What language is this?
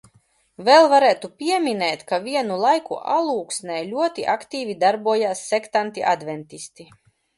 Latvian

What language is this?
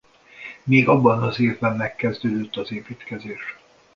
Hungarian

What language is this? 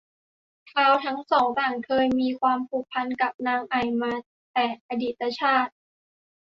Thai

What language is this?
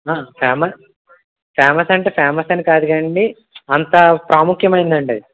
Telugu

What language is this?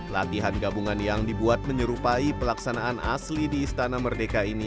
Indonesian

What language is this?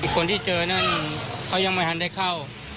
Thai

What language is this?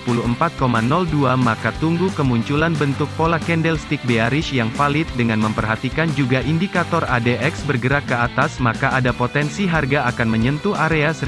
Indonesian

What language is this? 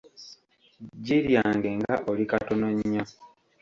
Ganda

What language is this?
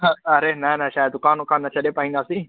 Sindhi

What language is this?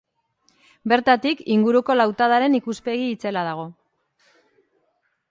Basque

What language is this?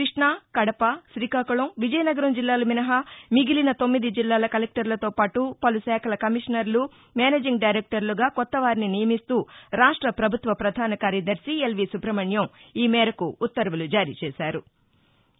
Telugu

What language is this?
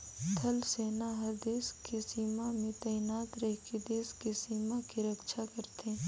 Chhattisgarhi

